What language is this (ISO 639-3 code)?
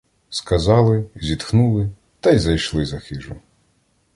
ukr